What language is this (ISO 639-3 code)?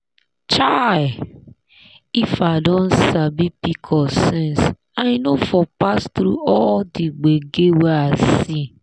pcm